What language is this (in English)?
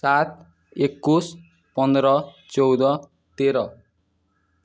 Odia